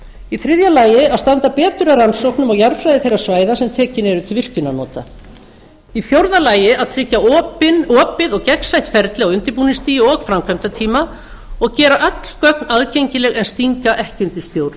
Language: Icelandic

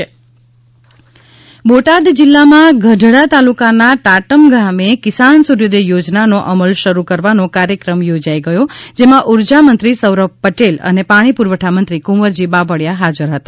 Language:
Gujarati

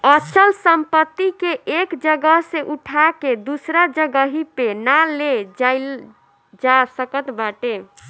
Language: Bhojpuri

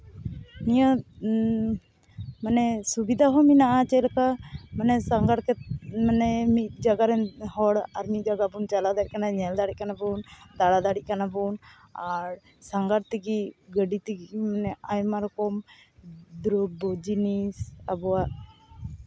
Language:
Santali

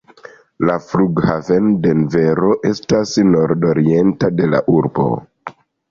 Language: Esperanto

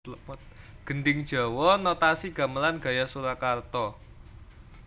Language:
Javanese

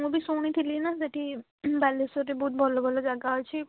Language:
Odia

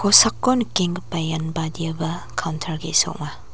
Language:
Garo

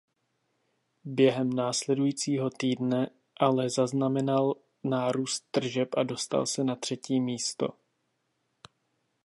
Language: Czech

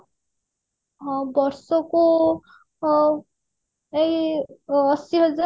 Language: Odia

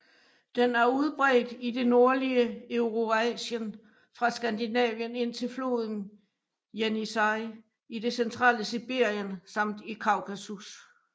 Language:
Danish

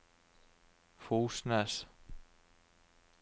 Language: Norwegian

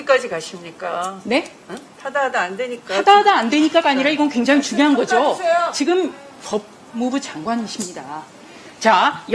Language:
Korean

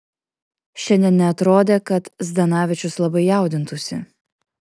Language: Lithuanian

